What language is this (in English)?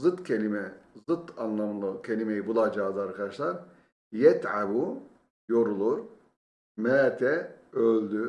Turkish